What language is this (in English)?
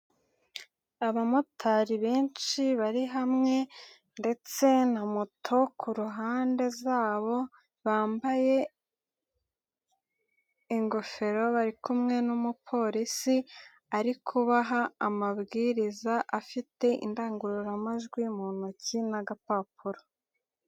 Kinyarwanda